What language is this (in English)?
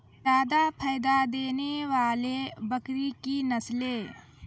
Maithili